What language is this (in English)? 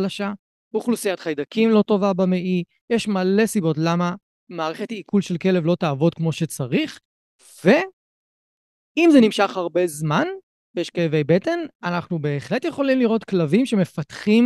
Hebrew